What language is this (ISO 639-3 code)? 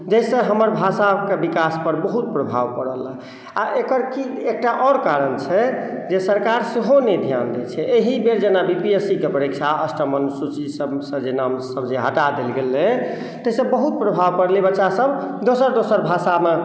mai